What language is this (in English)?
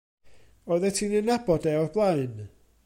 Welsh